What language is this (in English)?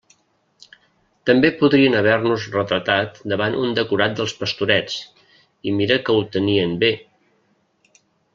Catalan